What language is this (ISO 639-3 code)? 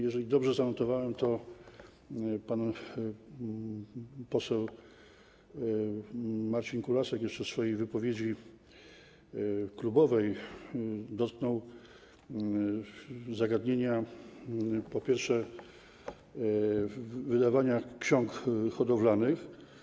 pol